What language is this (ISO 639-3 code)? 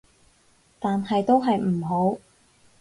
yue